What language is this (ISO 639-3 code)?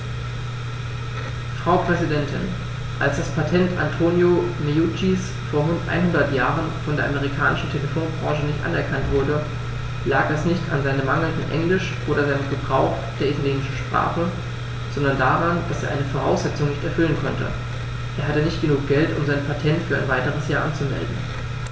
deu